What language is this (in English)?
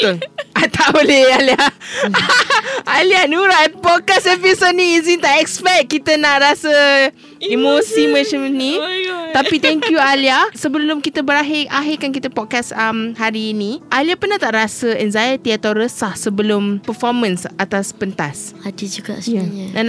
Malay